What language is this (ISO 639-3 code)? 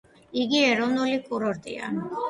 kat